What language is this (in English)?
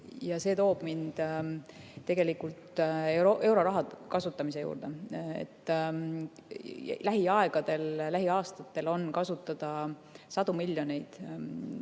Estonian